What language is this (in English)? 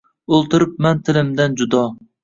Uzbek